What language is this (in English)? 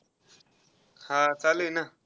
Marathi